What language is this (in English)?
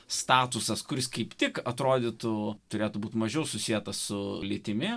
Lithuanian